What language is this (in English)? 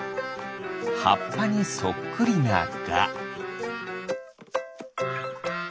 Japanese